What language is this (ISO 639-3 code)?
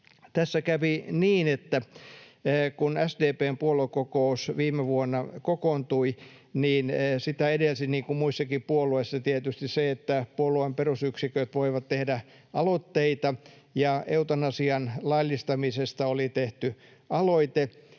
fin